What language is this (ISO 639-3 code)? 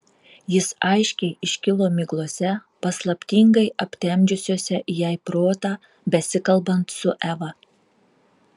lit